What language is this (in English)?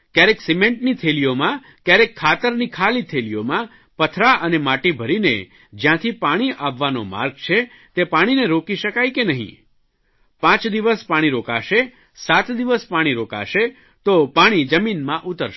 Gujarati